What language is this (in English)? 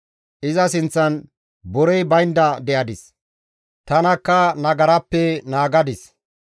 Gamo